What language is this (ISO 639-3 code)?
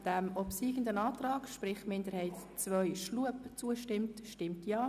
gsw